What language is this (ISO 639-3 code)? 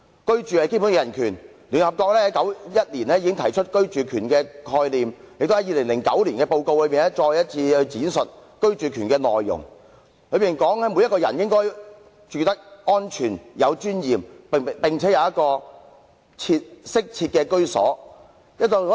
yue